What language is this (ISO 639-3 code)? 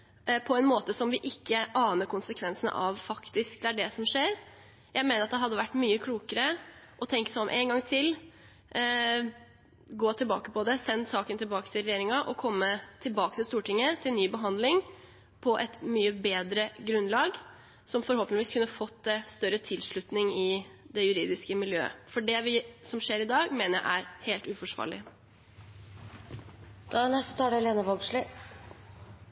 nor